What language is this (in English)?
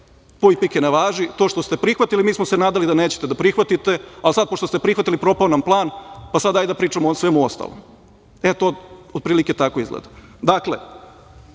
Serbian